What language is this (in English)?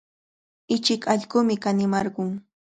Cajatambo North Lima Quechua